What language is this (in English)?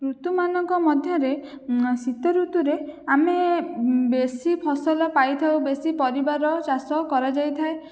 Odia